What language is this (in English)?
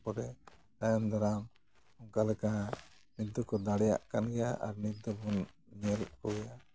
Santali